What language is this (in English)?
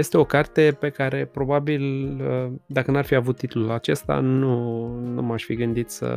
Romanian